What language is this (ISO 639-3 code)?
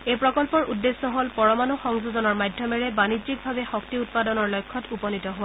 asm